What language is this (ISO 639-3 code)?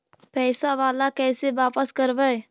mag